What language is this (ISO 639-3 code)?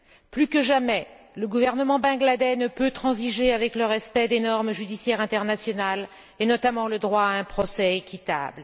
fra